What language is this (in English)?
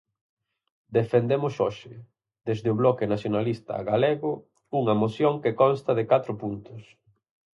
Galician